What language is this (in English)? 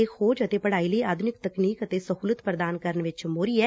Punjabi